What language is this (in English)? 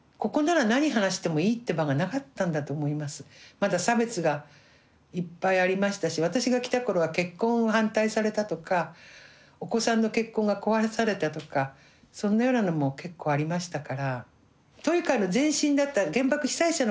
Japanese